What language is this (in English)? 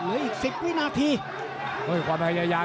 Thai